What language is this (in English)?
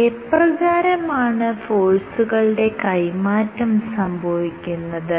Malayalam